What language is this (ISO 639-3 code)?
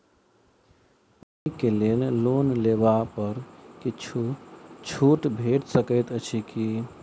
mai